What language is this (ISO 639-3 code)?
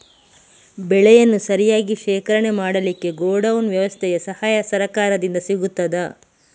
kan